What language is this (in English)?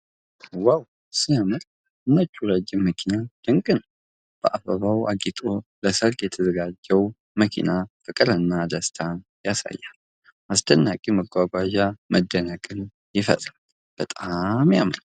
Amharic